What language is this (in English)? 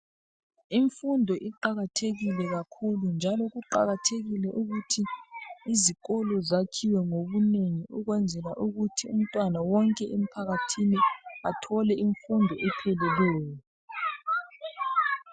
North Ndebele